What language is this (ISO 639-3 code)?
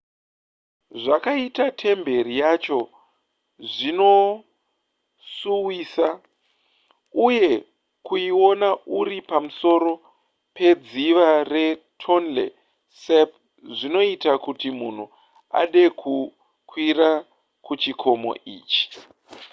sna